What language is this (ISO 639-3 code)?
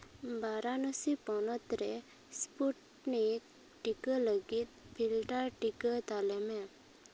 sat